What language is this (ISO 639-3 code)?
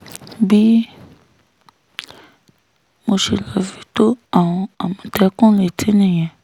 yor